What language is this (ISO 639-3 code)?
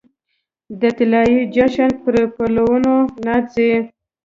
pus